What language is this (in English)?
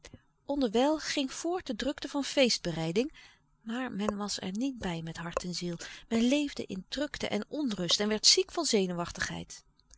Dutch